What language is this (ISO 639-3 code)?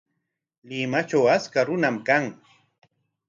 qwa